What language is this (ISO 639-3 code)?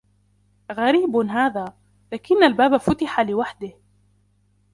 ara